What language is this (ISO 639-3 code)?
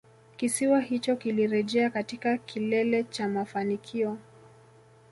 swa